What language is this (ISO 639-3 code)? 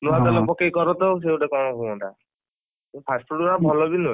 ori